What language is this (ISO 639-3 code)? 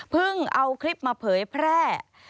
tha